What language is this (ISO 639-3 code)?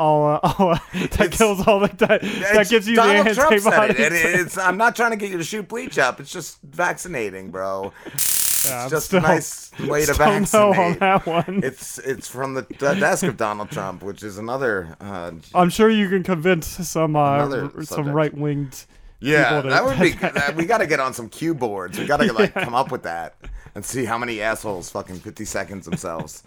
eng